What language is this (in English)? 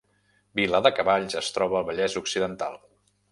Catalan